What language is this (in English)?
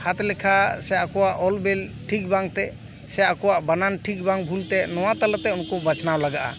Santali